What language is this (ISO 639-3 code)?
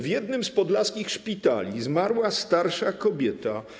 pol